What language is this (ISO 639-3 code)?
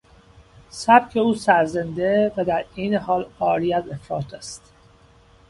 fas